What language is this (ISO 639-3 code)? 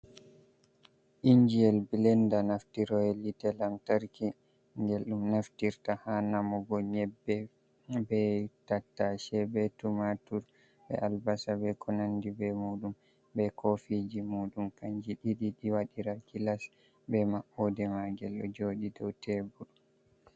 ful